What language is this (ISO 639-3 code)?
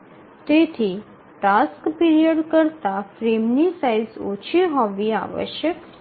guj